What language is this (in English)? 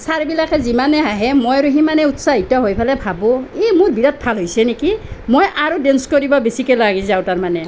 Assamese